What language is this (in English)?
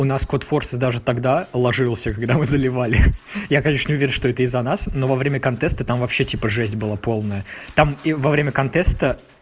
Russian